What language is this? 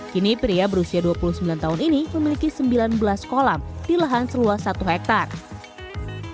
Indonesian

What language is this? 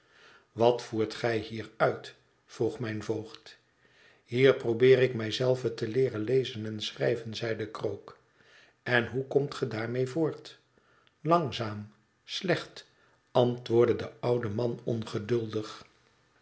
Dutch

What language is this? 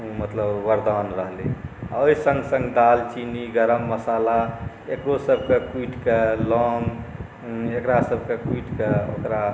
Maithili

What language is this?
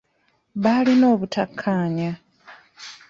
Ganda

